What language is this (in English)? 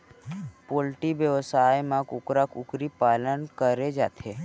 Chhattisgarhi